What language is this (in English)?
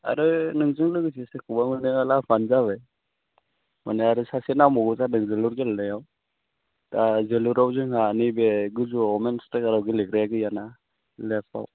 Bodo